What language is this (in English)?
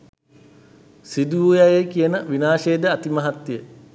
Sinhala